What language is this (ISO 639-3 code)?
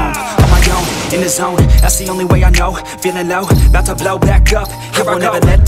eng